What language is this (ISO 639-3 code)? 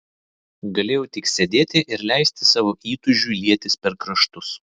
lit